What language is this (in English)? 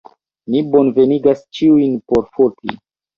Esperanto